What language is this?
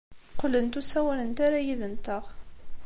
Kabyle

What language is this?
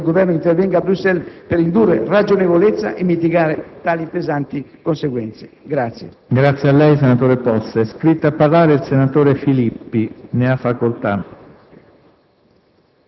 Italian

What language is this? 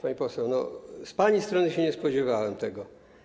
Polish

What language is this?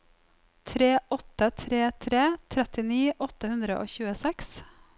Norwegian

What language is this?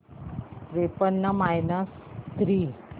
Marathi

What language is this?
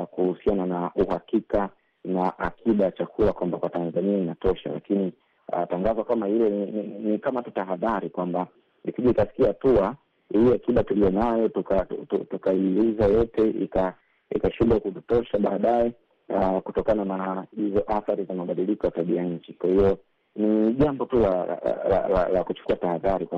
Swahili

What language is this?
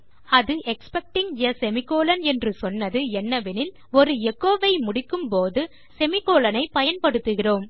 Tamil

